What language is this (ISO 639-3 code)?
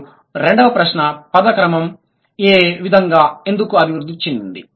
tel